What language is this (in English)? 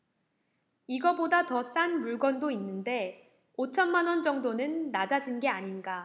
Korean